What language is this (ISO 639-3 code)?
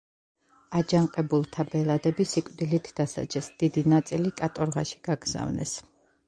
kat